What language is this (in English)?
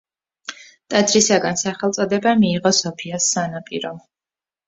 Georgian